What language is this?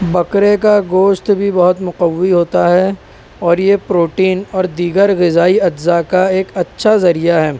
Urdu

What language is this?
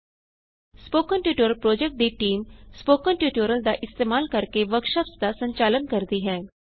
Punjabi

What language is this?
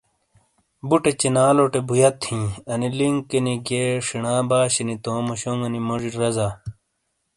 Shina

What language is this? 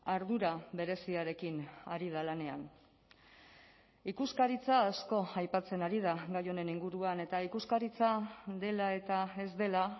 Basque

